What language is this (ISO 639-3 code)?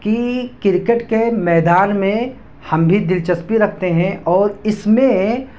urd